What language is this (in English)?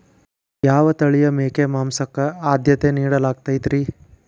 Kannada